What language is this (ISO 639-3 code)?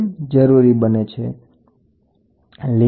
guj